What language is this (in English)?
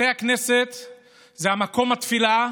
Hebrew